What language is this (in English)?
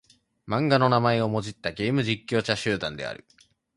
Japanese